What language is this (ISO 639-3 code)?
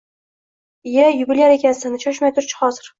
uzb